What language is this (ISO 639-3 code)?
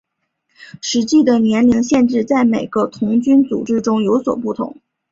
zho